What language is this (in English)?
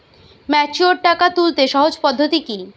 Bangla